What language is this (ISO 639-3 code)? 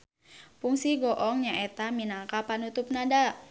sun